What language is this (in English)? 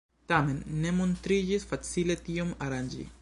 Esperanto